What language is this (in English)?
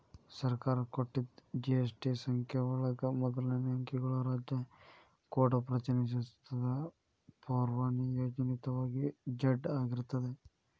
Kannada